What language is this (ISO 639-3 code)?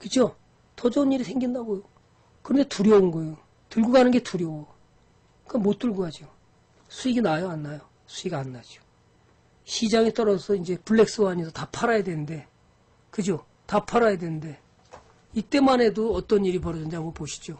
kor